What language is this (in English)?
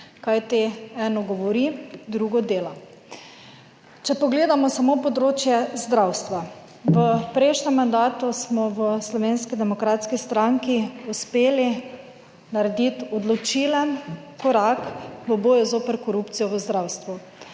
Slovenian